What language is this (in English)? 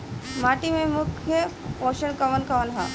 Bhojpuri